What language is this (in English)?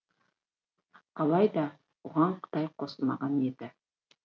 Kazakh